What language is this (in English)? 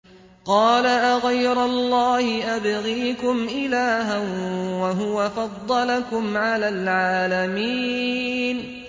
Arabic